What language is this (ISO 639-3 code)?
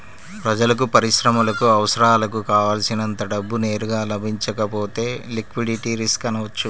tel